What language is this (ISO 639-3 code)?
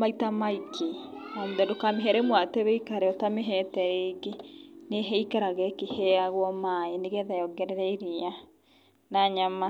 kik